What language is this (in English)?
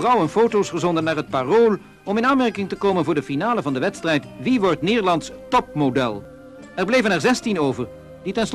Dutch